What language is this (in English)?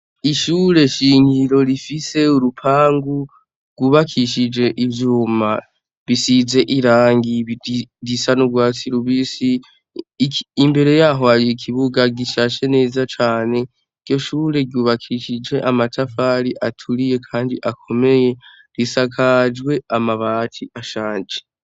Rundi